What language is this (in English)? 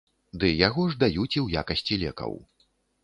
Belarusian